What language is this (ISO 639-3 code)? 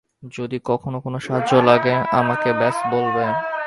ben